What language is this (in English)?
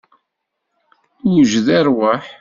Kabyle